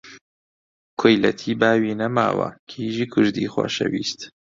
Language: Central Kurdish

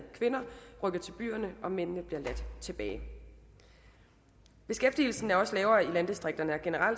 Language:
Danish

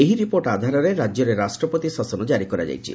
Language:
Odia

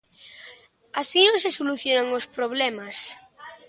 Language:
Galician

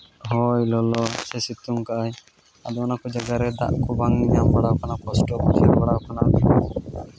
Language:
Santali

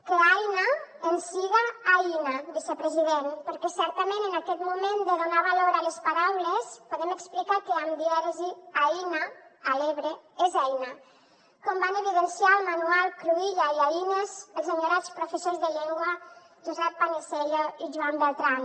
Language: Catalan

